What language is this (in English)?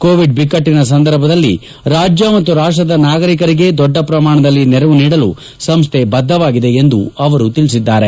Kannada